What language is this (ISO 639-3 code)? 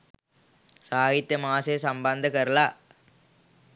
sin